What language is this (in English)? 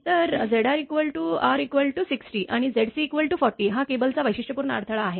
Marathi